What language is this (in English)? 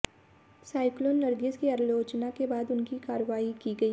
Hindi